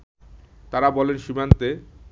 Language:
Bangla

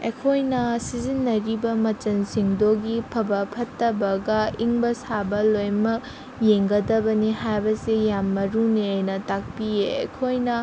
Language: Manipuri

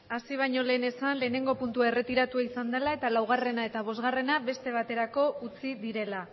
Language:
Basque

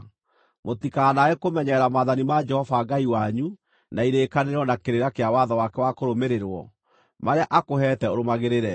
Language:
Kikuyu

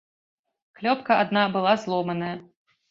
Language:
Belarusian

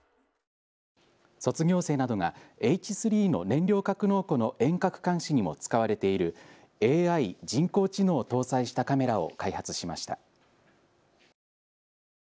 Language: Japanese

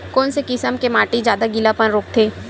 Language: Chhattisgarhi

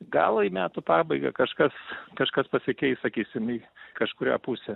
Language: Lithuanian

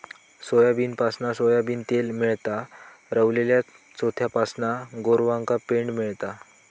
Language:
Marathi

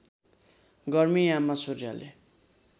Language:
Nepali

